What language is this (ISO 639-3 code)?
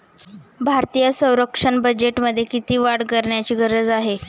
mar